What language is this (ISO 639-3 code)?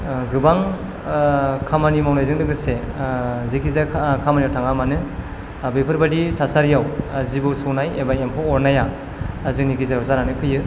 brx